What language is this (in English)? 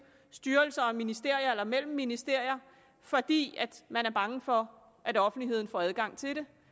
Danish